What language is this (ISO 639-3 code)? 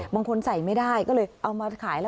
tha